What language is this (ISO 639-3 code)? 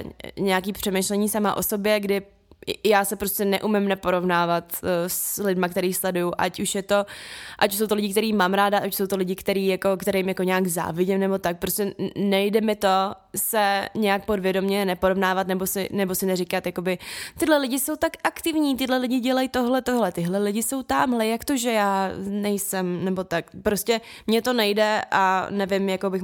ces